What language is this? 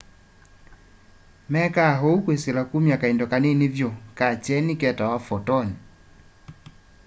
Kamba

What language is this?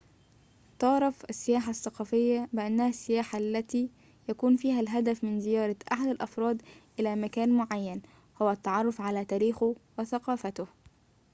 Arabic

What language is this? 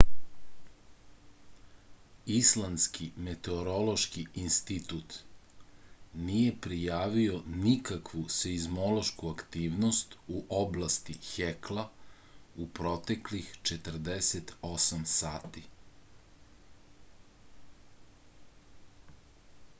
Serbian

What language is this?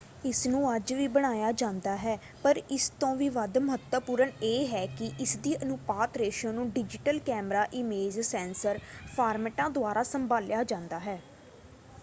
Punjabi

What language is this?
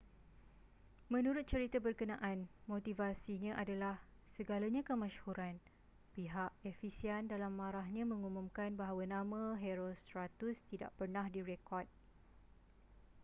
Malay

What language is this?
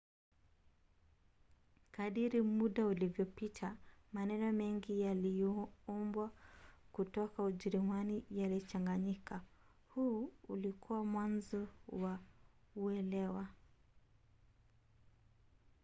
Swahili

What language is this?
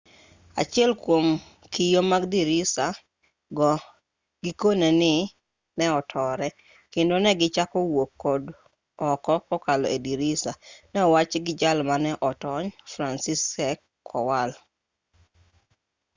Luo (Kenya and Tanzania)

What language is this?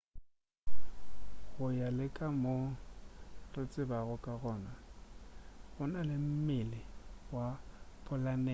Northern Sotho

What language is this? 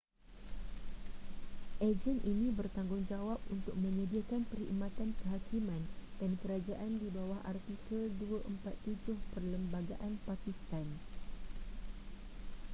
Malay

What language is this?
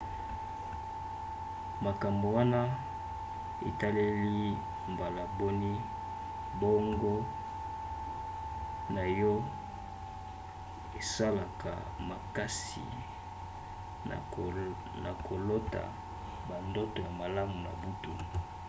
Lingala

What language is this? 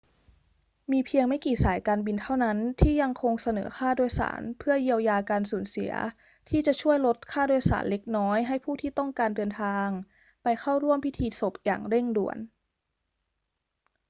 Thai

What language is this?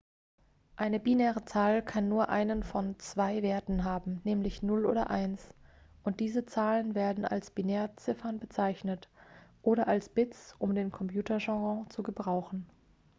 German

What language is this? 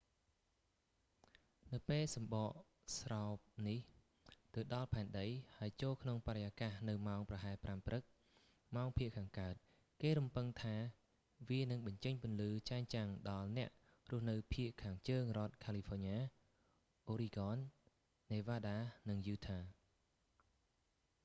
Khmer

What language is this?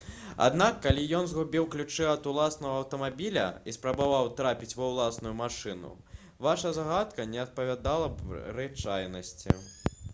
Belarusian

